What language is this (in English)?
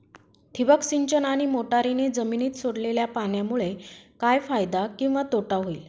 Marathi